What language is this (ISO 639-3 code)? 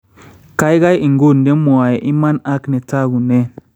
kln